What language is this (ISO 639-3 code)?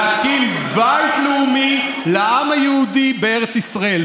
heb